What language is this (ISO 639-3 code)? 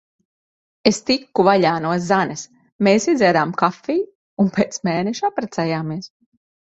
lav